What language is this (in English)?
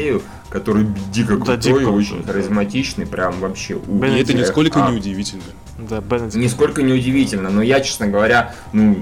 Russian